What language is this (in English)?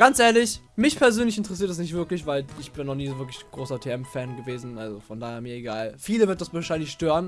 German